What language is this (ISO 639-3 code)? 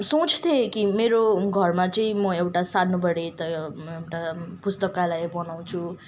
nep